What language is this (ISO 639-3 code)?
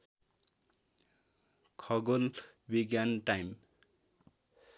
nep